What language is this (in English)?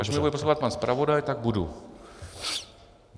Czech